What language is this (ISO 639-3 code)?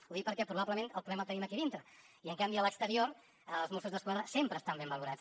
cat